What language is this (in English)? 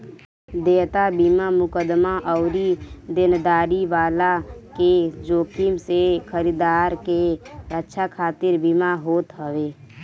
Bhojpuri